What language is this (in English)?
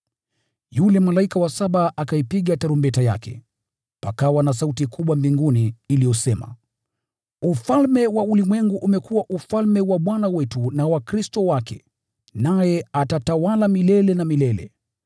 Swahili